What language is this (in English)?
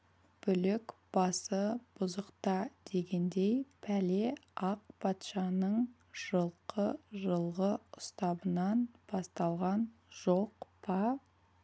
Kazakh